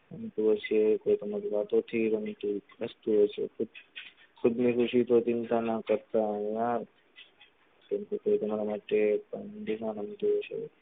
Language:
Gujarati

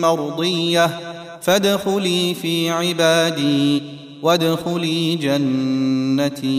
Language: Arabic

